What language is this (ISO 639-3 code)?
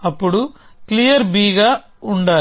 tel